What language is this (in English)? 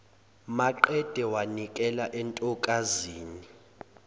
Zulu